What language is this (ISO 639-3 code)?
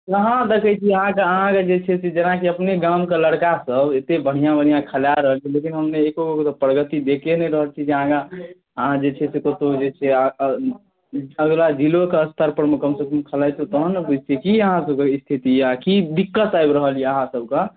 mai